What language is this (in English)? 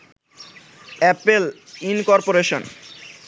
Bangla